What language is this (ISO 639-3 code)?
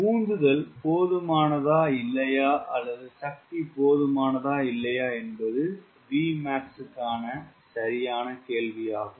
tam